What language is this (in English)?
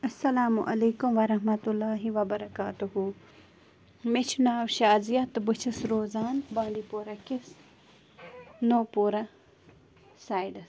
Kashmiri